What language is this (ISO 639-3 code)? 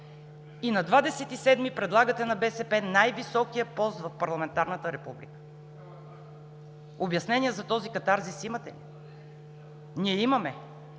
bul